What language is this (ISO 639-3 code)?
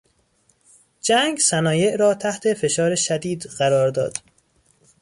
fas